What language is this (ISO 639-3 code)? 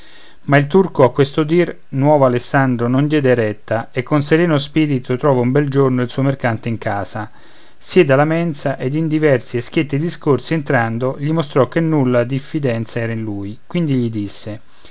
ita